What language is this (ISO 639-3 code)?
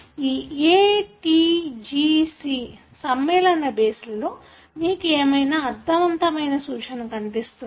tel